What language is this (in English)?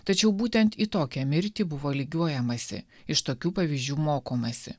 Lithuanian